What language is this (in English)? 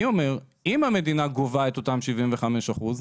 Hebrew